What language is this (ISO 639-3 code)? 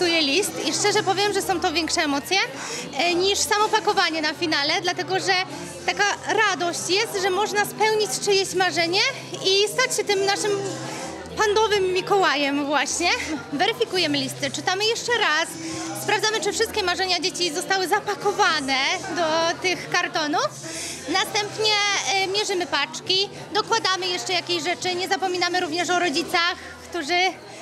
pol